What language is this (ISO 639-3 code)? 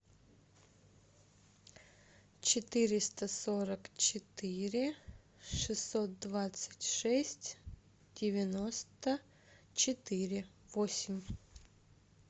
rus